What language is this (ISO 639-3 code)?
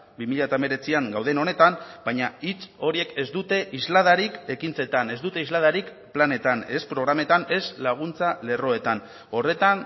eus